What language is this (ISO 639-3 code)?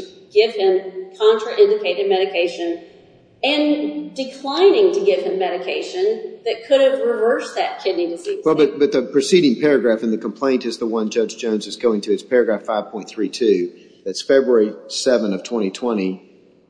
eng